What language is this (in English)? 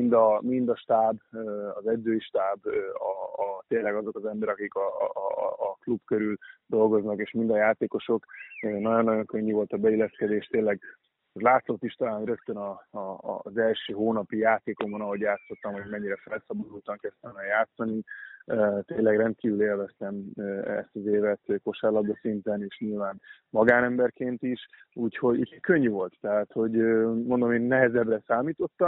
Hungarian